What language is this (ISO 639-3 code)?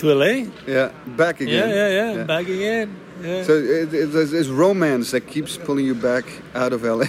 eng